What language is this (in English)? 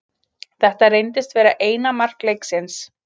Icelandic